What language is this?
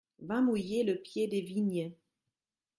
French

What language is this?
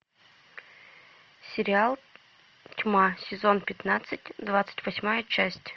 Russian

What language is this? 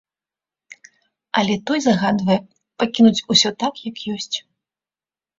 Belarusian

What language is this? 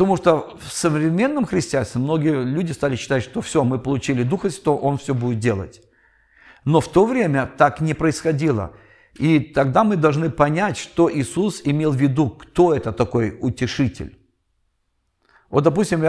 Russian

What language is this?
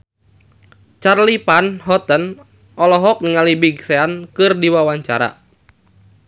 Sundanese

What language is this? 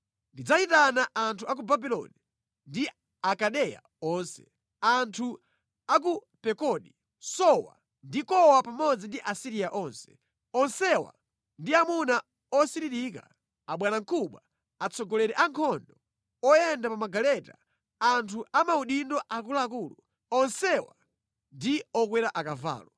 Nyanja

